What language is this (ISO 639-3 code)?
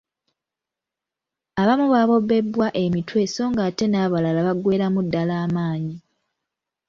lug